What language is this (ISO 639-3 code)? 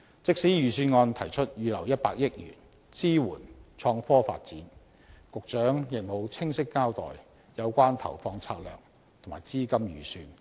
yue